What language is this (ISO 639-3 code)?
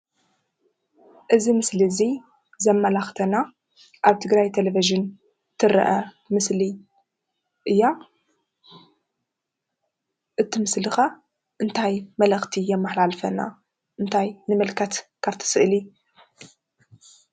tir